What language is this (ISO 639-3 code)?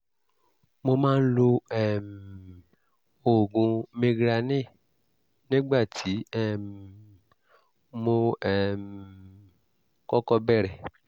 yor